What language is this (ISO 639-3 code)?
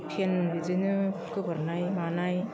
brx